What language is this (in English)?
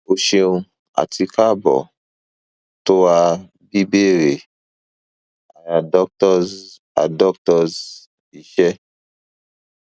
Yoruba